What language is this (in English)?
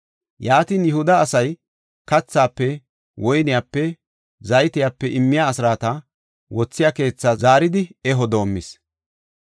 Gofa